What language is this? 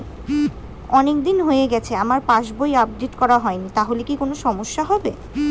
Bangla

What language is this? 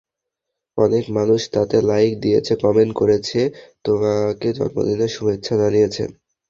Bangla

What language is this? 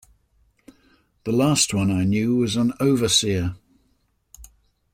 English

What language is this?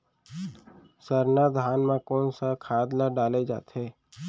Chhattisgarhi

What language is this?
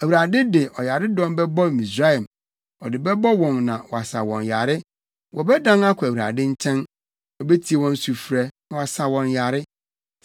Akan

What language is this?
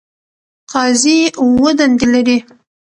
Pashto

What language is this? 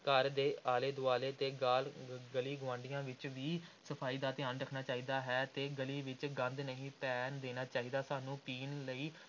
Punjabi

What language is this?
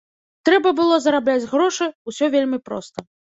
Belarusian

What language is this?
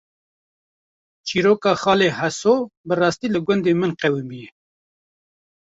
Kurdish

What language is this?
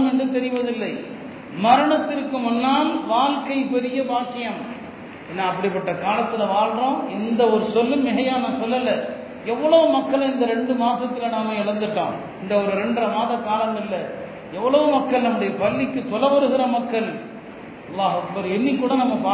Tamil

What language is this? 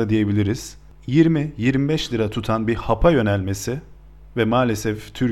Turkish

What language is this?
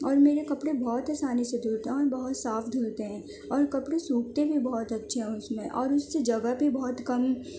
Urdu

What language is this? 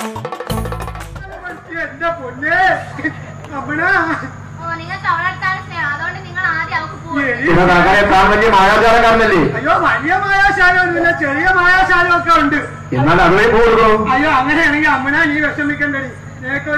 Malayalam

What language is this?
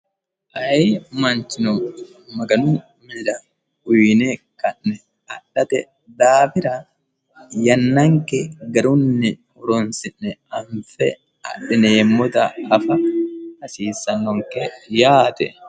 Sidamo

